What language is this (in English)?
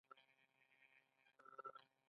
Pashto